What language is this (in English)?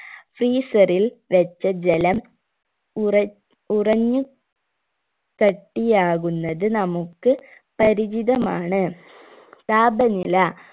Malayalam